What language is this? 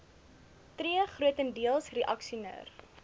Afrikaans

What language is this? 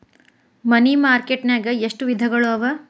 Kannada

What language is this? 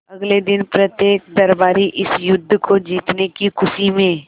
Hindi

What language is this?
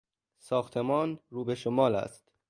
Persian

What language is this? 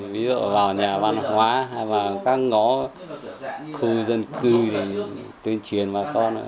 Vietnamese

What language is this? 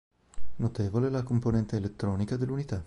Italian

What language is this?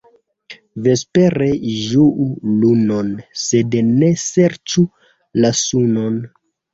Esperanto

